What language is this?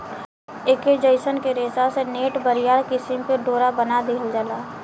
Bhojpuri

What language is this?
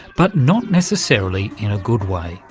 English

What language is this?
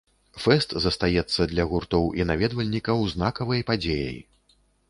Belarusian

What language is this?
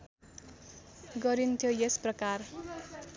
Nepali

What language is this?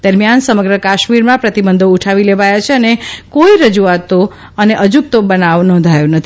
Gujarati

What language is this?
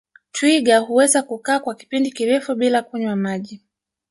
Swahili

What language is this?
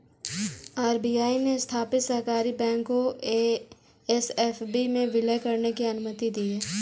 Hindi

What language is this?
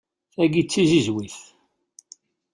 Kabyle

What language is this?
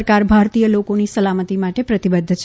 Gujarati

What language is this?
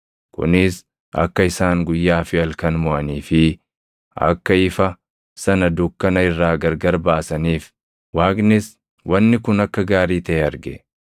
Oromo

